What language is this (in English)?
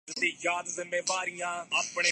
Urdu